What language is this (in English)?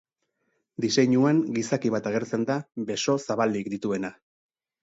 Basque